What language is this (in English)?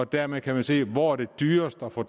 Danish